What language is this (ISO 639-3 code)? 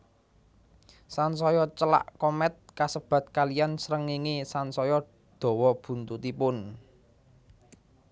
jav